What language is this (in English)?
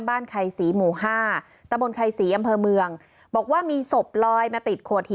Thai